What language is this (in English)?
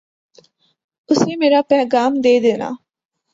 Urdu